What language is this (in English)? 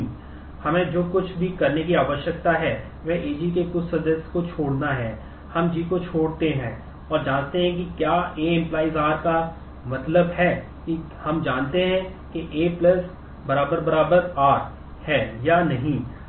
Hindi